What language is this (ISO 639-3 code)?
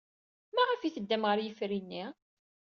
kab